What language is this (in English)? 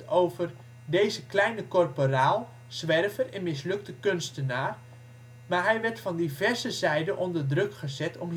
Dutch